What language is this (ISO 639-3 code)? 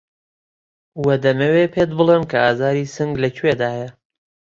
ckb